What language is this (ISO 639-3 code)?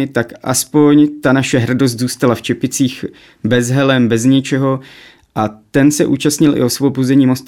ces